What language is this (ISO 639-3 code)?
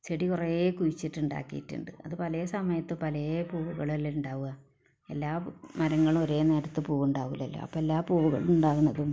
mal